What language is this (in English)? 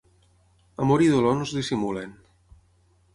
Catalan